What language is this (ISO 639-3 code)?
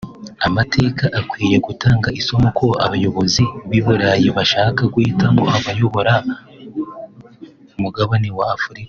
kin